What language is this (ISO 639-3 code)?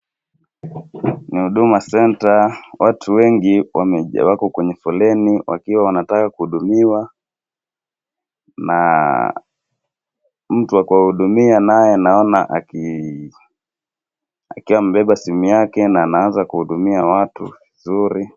swa